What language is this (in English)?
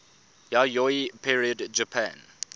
English